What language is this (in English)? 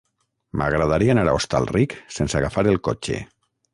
Catalan